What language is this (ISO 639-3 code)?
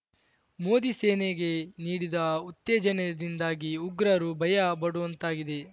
kan